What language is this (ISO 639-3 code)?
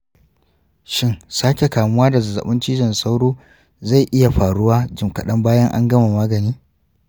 hau